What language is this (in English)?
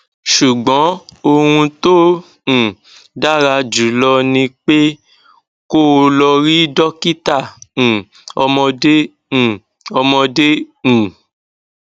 Yoruba